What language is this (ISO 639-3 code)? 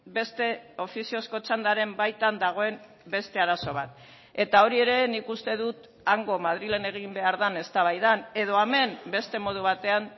eus